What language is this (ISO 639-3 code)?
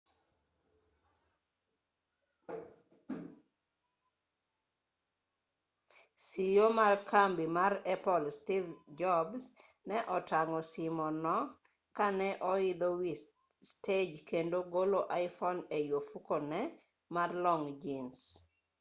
luo